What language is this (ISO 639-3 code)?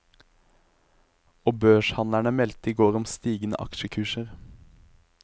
nor